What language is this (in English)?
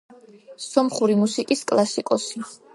Georgian